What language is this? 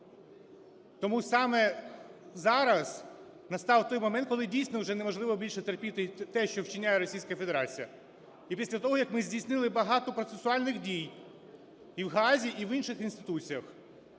Ukrainian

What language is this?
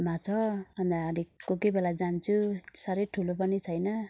Nepali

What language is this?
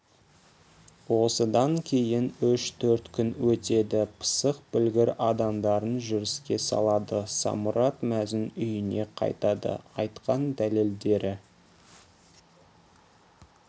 Kazakh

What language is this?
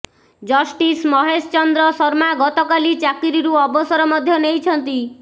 Odia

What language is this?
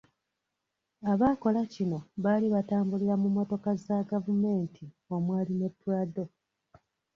Ganda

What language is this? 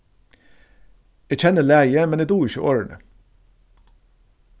Faroese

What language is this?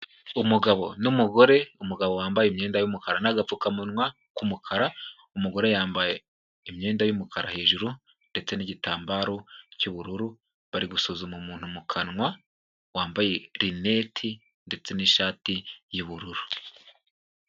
Kinyarwanda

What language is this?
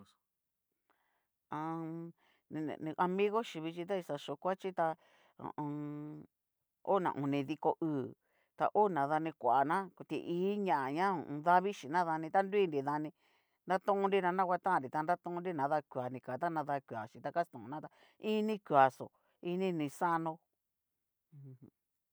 Cacaloxtepec Mixtec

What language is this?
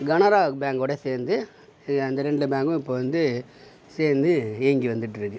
Tamil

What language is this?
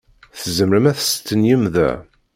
Kabyle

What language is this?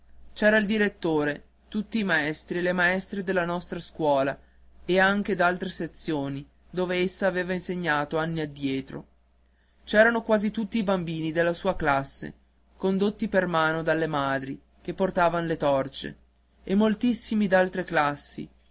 Italian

